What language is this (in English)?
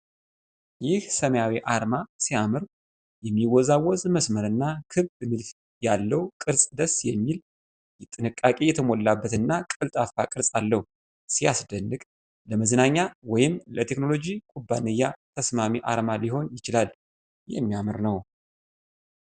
Amharic